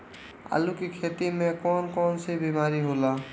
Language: Bhojpuri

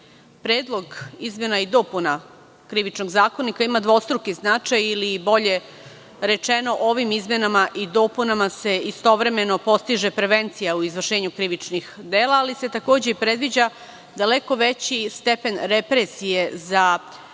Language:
Serbian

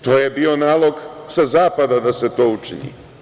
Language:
Serbian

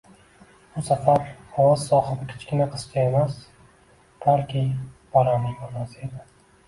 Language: Uzbek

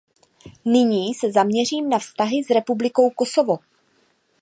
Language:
Czech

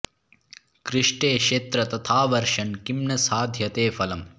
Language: Sanskrit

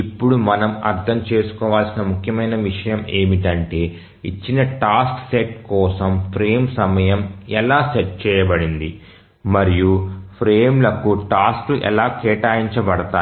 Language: Telugu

